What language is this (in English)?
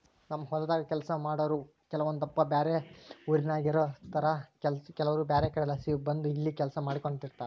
Kannada